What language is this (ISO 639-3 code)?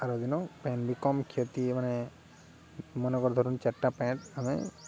ori